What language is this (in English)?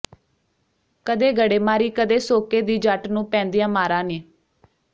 Punjabi